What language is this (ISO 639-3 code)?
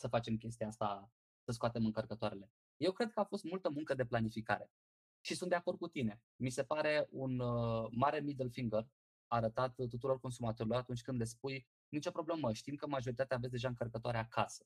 ron